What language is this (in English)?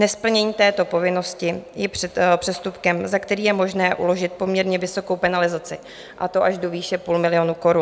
Czech